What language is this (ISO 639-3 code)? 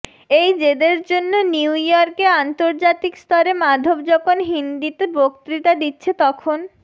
ben